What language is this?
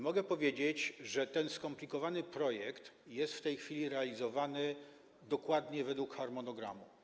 Polish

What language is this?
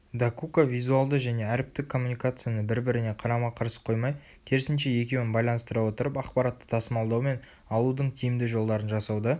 Kazakh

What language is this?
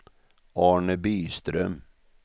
Swedish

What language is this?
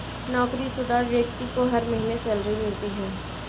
Hindi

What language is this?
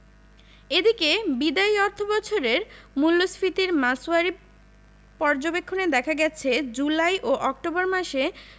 Bangla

